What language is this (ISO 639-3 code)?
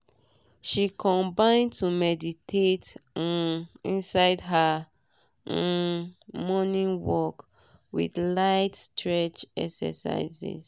pcm